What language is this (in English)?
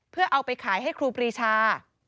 Thai